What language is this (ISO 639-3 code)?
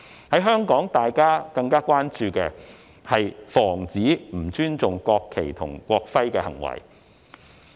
yue